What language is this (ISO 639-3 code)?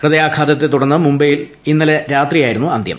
mal